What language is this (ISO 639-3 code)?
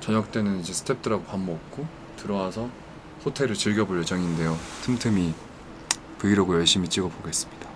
kor